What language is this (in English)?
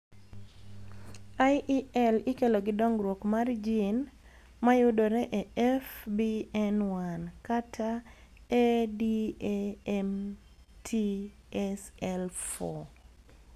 Luo (Kenya and Tanzania)